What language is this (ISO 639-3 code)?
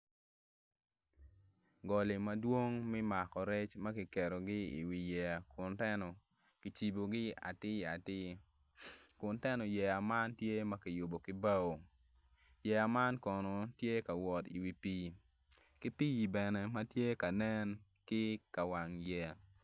ach